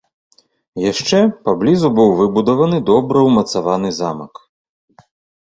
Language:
Belarusian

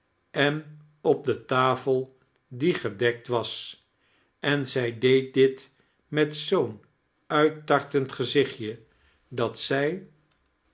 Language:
Dutch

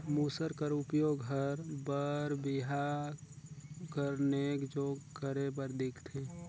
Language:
Chhattisgarhi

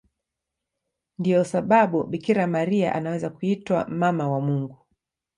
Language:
Swahili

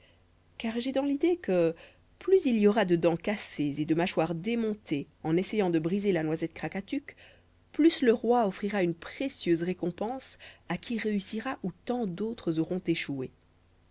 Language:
French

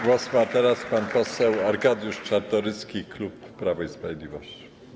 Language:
Polish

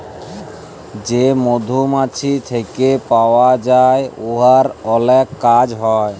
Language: Bangla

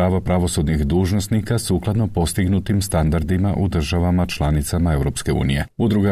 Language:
Croatian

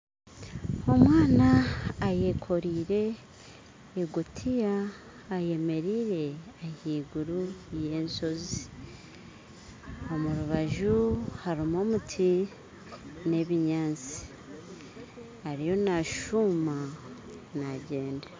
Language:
Nyankole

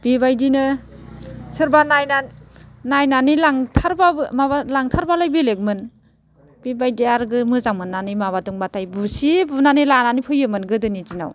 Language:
Bodo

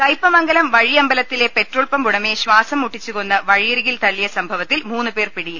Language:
Malayalam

